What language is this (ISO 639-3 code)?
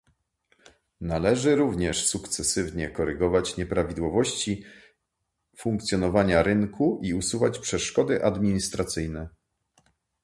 pol